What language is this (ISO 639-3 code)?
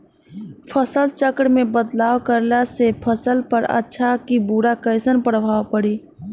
bho